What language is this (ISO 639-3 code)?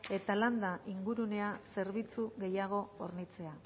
eus